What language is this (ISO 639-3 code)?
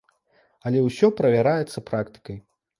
bel